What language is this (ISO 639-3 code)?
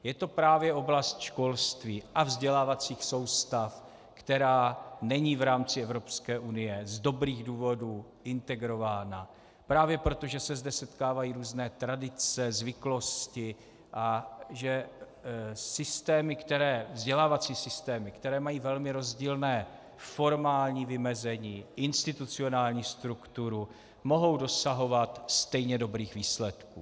ces